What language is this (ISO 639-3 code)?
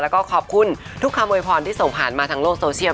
tha